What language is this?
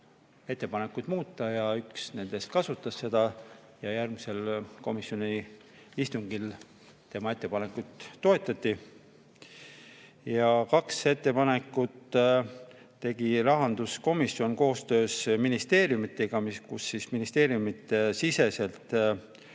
Estonian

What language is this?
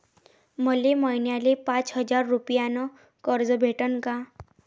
Marathi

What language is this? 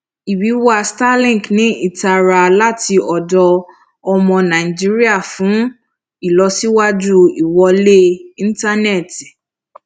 Yoruba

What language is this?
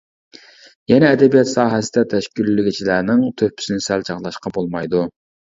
Uyghur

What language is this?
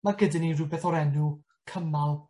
Welsh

